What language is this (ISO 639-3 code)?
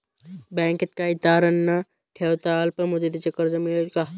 mar